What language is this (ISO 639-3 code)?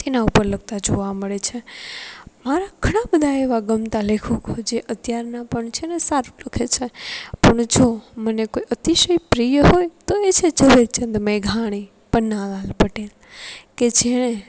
guj